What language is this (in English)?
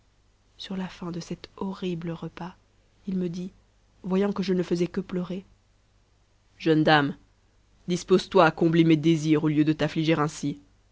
French